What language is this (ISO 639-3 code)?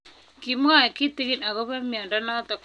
kln